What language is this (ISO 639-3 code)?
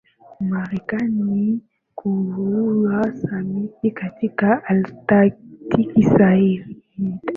swa